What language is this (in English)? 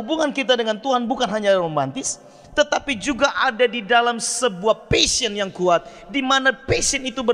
Indonesian